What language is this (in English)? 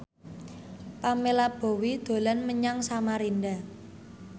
Javanese